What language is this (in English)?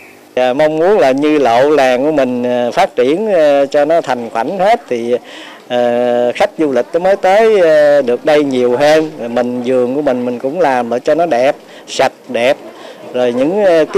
Vietnamese